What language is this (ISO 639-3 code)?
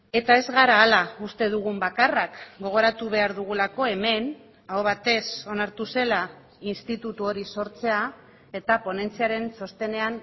eus